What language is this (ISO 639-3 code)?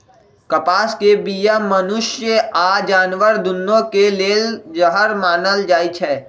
mag